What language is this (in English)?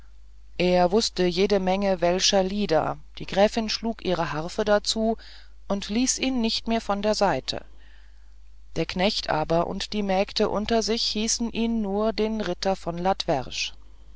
German